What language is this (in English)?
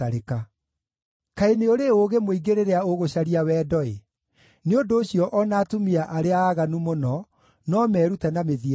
Kikuyu